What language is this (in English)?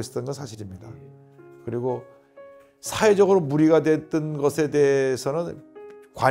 Korean